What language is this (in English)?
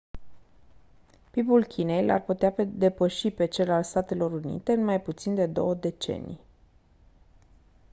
Romanian